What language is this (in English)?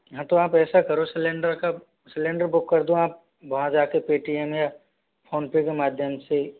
Hindi